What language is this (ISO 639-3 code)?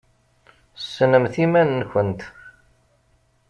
kab